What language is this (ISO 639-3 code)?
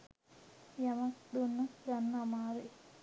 sin